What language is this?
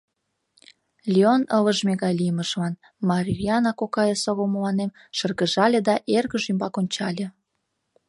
Mari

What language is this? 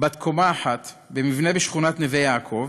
Hebrew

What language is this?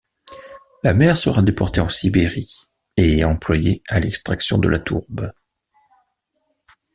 French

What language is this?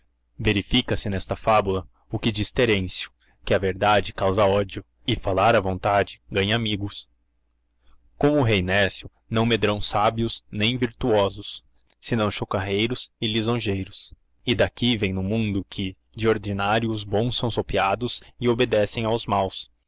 Portuguese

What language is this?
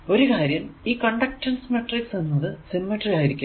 Malayalam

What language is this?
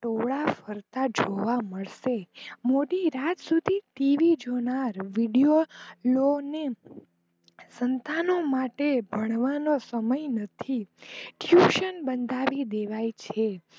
Gujarati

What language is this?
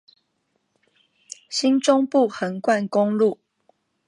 Chinese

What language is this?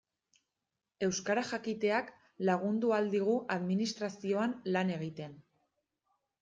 Basque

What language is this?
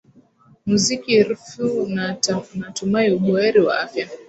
Swahili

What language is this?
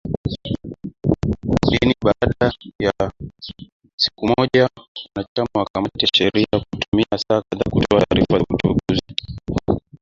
Swahili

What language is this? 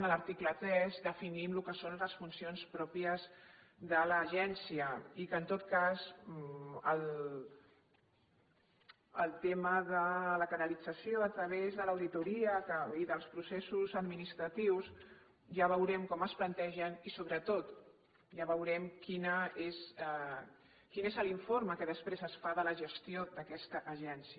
Catalan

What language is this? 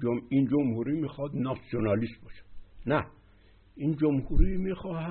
Persian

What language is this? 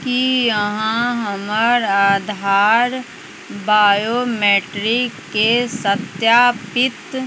Maithili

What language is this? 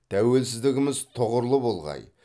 Kazakh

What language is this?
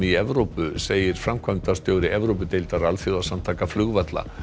Icelandic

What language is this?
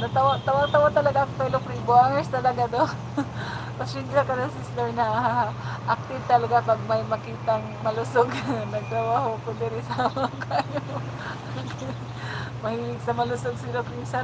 Filipino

